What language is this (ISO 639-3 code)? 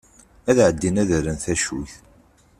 kab